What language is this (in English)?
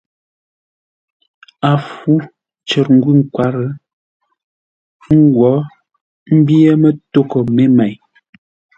Ngombale